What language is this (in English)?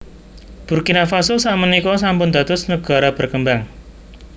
Javanese